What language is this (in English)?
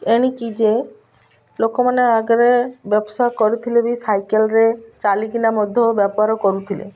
Odia